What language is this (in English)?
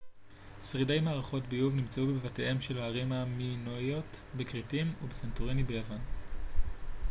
Hebrew